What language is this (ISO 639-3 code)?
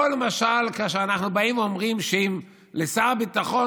heb